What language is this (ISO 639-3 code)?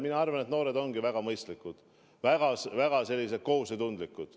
est